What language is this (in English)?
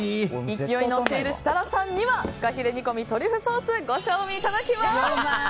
Japanese